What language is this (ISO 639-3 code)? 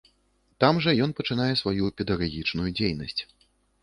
bel